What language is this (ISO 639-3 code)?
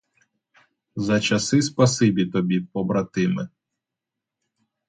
ukr